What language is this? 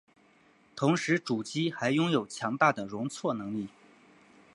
Chinese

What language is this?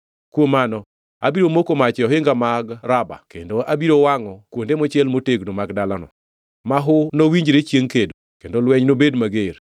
Luo (Kenya and Tanzania)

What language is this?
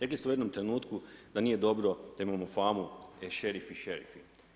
Croatian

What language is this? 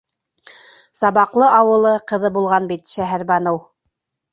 Bashkir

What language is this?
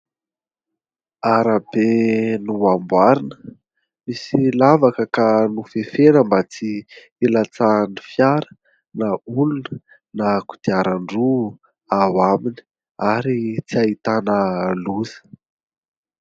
Malagasy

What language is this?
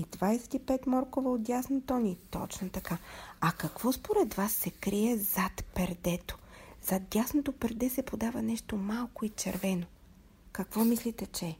Bulgarian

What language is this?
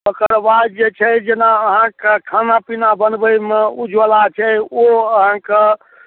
Maithili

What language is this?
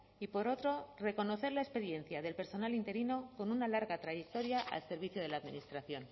Spanish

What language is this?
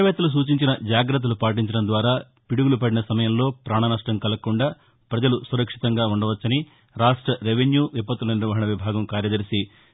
Telugu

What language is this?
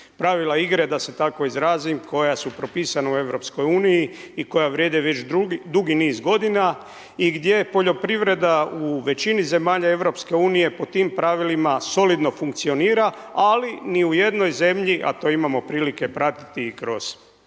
Croatian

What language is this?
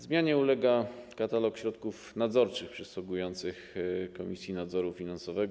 Polish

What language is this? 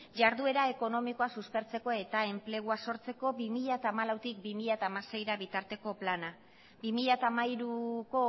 Basque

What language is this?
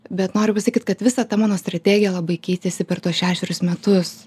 Lithuanian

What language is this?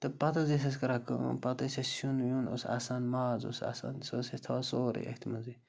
Kashmiri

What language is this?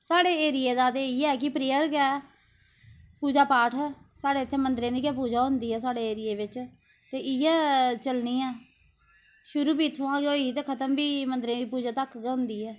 Dogri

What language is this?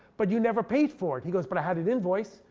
English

